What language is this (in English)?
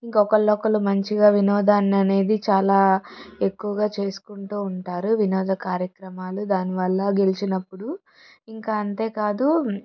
Telugu